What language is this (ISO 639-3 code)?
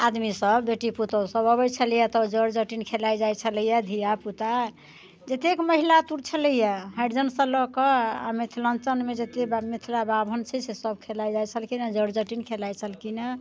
mai